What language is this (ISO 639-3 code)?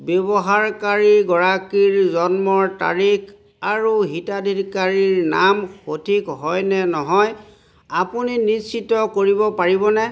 asm